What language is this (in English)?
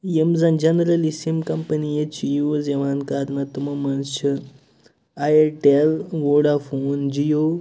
Kashmiri